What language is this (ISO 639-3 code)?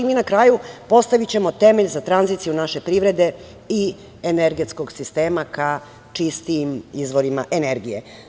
srp